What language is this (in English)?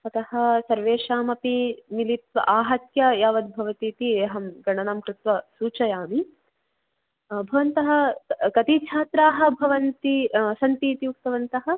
Sanskrit